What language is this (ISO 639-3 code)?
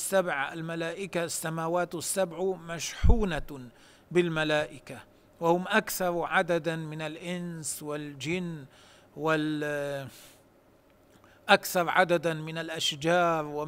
ara